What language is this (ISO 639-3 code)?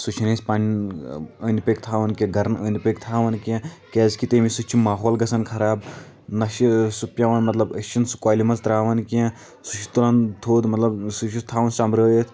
kas